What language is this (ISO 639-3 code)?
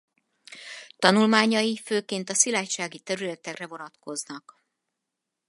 hun